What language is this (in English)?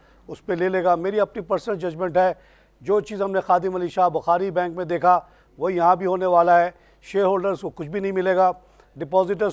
Hindi